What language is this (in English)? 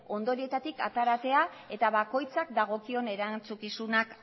Basque